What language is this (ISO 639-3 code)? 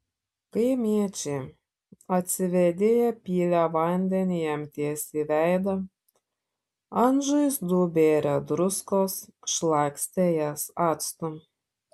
lit